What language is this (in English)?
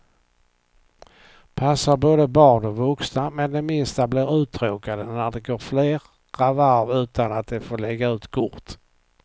Swedish